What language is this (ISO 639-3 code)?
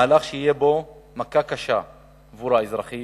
heb